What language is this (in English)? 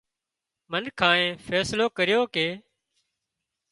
Wadiyara Koli